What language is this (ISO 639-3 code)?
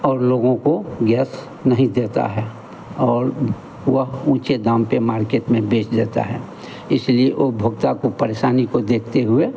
hin